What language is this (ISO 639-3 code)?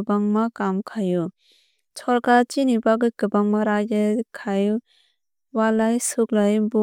trp